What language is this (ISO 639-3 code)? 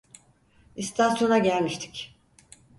tur